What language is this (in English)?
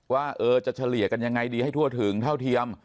Thai